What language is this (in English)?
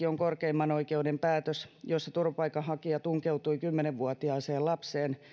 Finnish